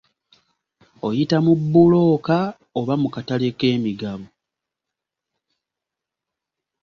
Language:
Ganda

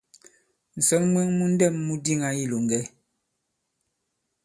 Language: Bankon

